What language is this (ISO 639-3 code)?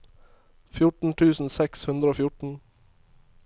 nor